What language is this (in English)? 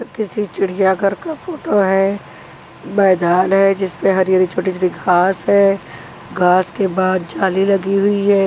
Hindi